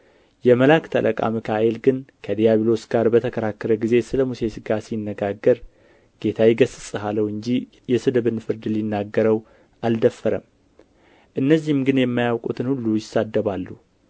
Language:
Amharic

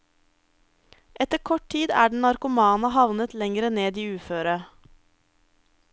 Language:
Norwegian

